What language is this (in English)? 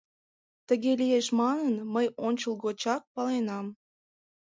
Mari